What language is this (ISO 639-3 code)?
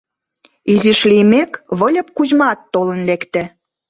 chm